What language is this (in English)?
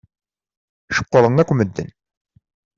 Kabyle